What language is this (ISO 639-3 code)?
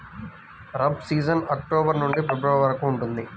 tel